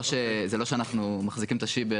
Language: Hebrew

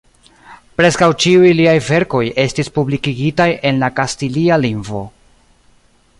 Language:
Esperanto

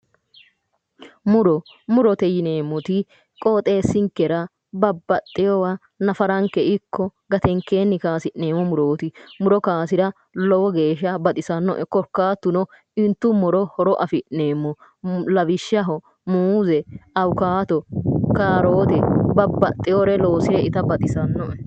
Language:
Sidamo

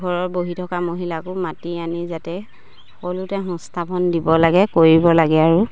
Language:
Assamese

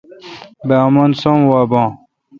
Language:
Kalkoti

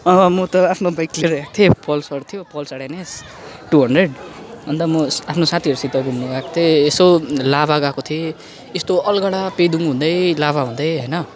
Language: Nepali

